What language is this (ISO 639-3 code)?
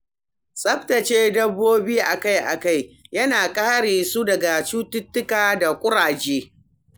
hau